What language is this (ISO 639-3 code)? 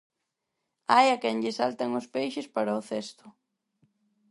glg